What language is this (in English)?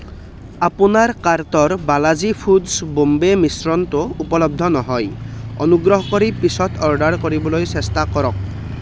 Assamese